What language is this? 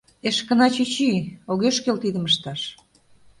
Mari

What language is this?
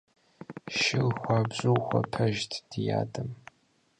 Kabardian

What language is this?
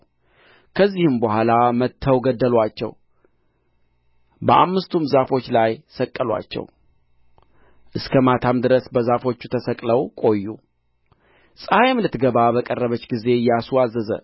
Amharic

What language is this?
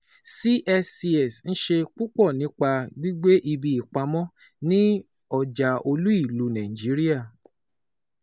Yoruba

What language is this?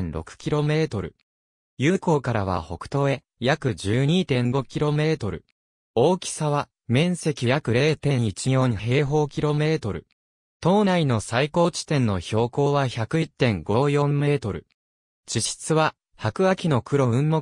Japanese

